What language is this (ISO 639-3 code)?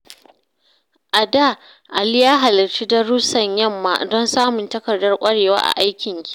hau